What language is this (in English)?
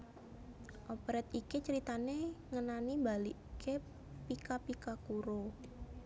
Javanese